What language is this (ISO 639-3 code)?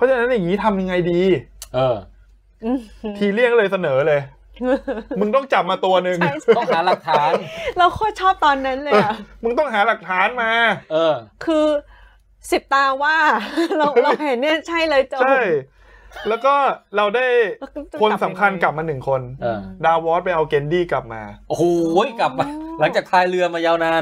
tha